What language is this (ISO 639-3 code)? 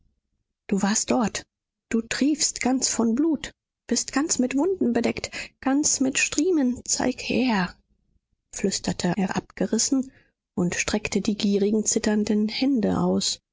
deu